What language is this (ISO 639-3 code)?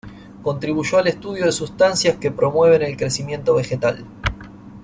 spa